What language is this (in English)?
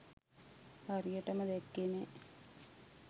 Sinhala